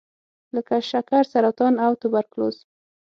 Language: Pashto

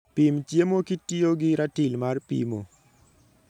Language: Luo (Kenya and Tanzania)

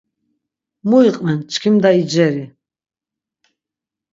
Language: Laz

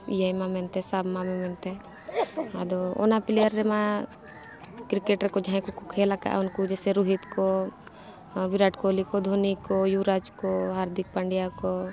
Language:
Santali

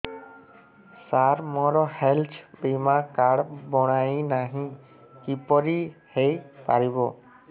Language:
Odia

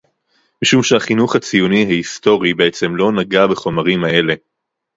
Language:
Hebrew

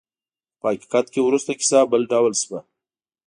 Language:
Pashto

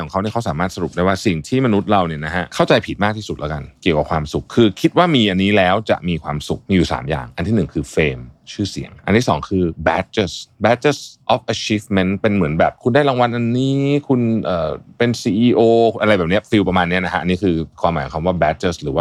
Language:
Thai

